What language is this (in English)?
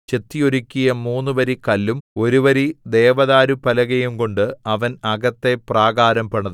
Malayalam